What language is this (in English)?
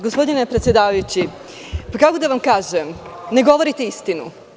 Serbian